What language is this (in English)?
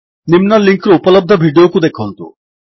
Odia